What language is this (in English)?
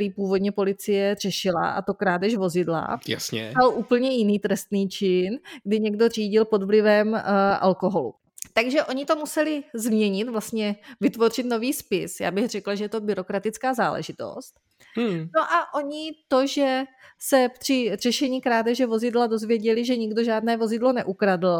Czech